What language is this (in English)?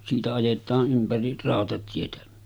Finnish